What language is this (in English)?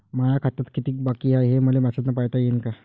Marathi